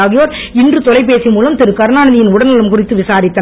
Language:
Tamil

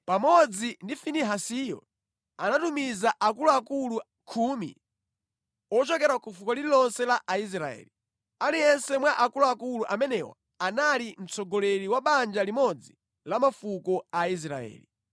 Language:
Nyanja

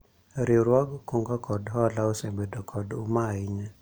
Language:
Luo (Kenya and Tanzania)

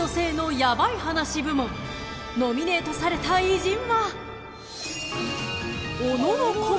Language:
Japanese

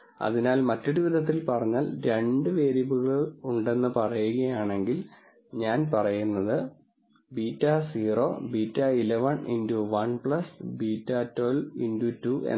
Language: Malayalam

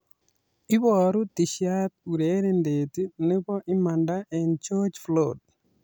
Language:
Kalenjin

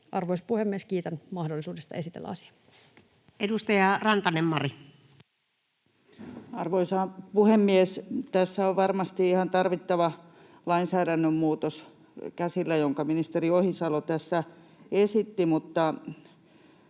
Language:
Finnish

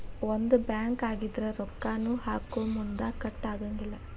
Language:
Kannada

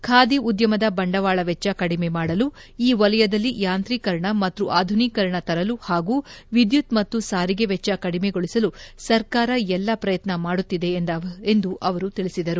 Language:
Kannada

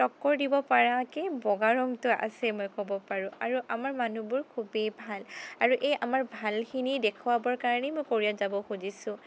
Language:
Assamese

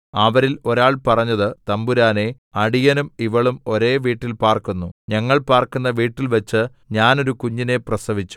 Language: Malayalam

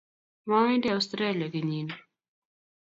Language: Kalenjin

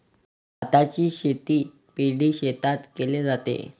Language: Marathi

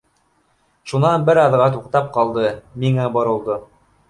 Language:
Bashkir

